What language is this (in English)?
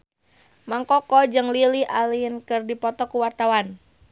Sundanese